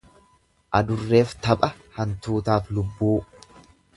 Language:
Oromo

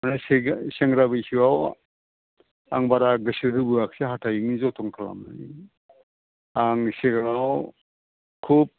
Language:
Bodo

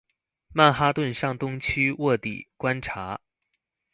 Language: Chinese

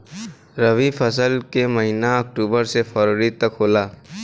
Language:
Bhojpuri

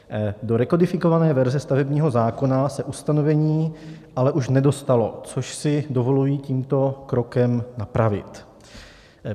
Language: Czech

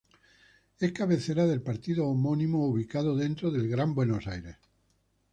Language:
Spanish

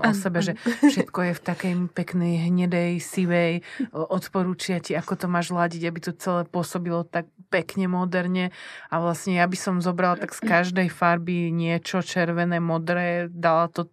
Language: Czech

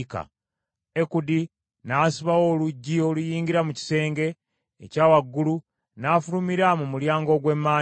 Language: Ganda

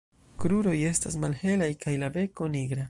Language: Esperanto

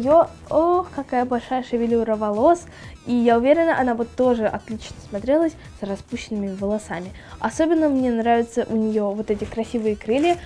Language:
Russian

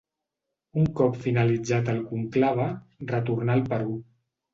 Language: Catalan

